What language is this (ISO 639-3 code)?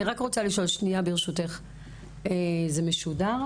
heb